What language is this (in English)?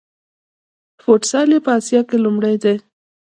Pashto